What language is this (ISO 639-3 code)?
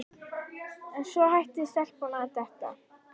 isl